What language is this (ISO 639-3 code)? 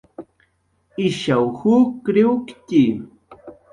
jqr